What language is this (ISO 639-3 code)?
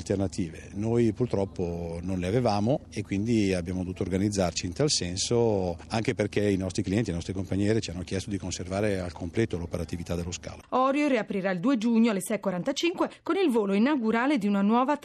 ita